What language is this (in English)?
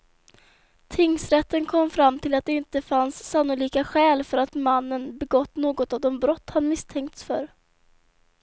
Swedish